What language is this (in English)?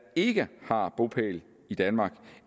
Danish